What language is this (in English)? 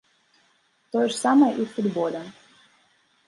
Belarusian